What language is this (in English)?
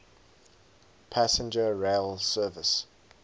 English